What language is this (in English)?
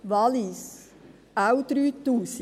Swiss German